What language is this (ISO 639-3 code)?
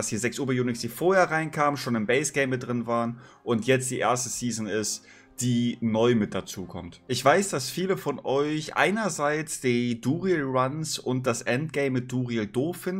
deu